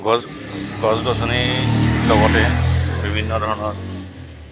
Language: Assamese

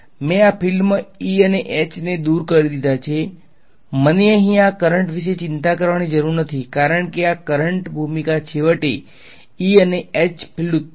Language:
Gujarati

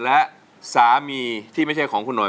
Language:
Thai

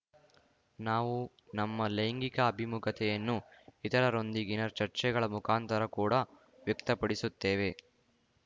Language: Kannada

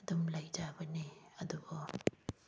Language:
Manipuri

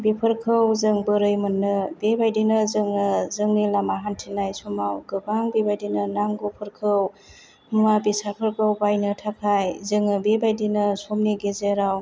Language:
Bodo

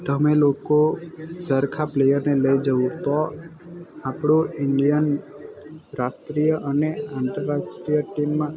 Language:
Gujarati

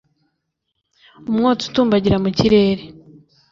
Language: Kinyarwanda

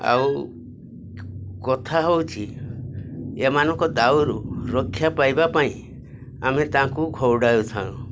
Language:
Odia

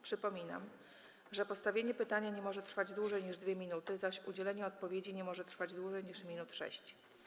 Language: Polish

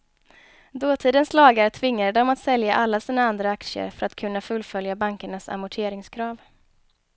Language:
Swedish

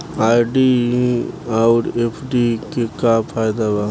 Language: Bhojpuri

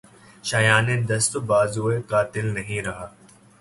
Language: Urdu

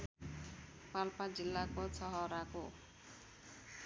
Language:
Nepali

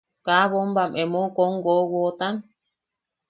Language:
Yaqui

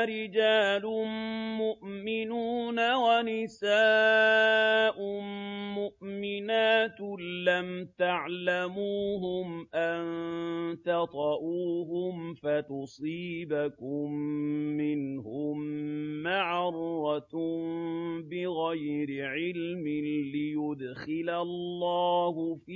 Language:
Arabic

